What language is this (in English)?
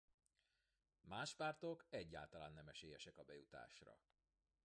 Hungarian